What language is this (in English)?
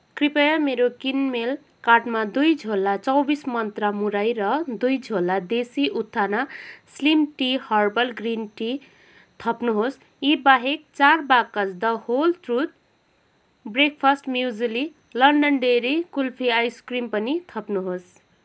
Nepali